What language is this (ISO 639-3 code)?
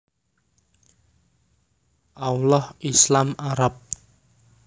jav